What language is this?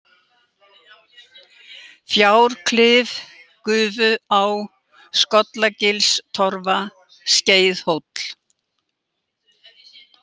Icelandic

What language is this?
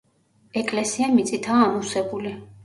Georgian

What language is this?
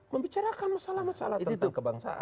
Indonesian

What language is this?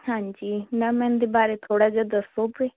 Punjabi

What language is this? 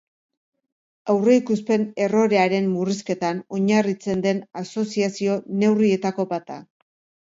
Basque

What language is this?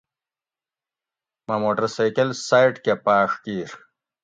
Gawri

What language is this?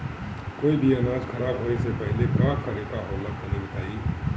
Bhojpuri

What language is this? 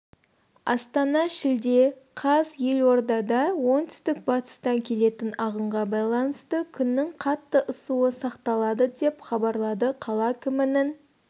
Kazakh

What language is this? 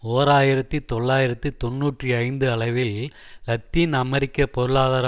Tamil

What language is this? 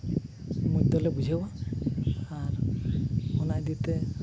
Santali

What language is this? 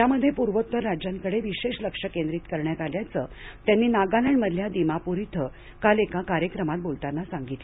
Marathi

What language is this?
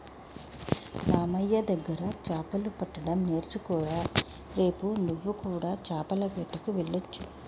Telugu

